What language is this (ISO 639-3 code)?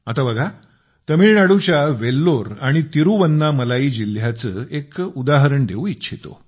mar